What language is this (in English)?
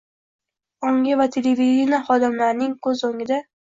Uzbek